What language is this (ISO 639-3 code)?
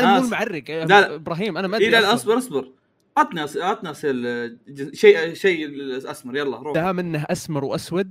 ara